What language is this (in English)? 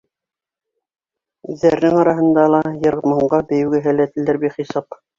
Bashkir